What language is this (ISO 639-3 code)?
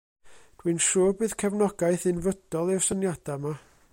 cym